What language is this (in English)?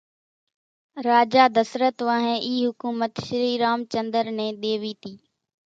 Kachi Koli